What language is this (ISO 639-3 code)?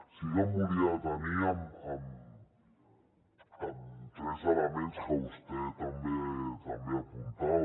cat